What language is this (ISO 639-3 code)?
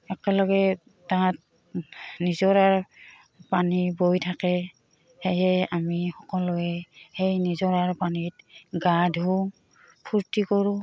asm